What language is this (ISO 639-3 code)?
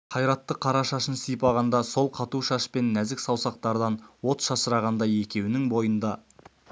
kaz